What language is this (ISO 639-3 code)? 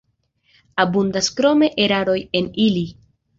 epo